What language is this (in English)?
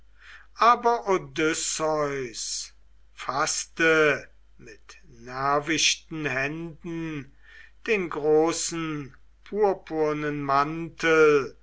German